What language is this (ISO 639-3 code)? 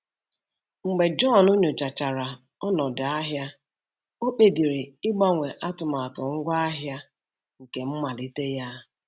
ibo